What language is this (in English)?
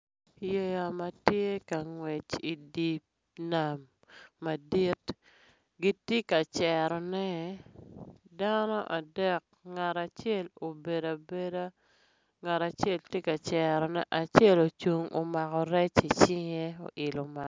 Acoli